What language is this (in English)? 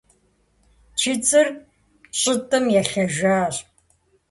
Kabardian